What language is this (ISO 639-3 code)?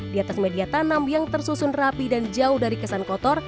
ind